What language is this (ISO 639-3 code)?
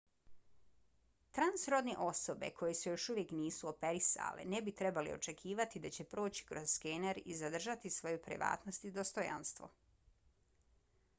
bos